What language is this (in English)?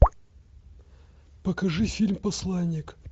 Russian